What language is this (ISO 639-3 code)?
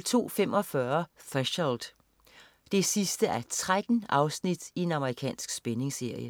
dan